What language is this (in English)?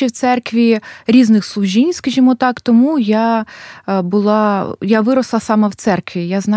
Ukrainian